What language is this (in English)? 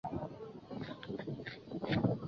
Chinese